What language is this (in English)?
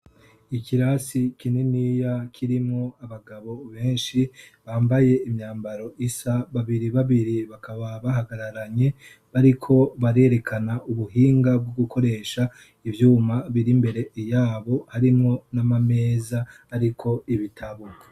Rundi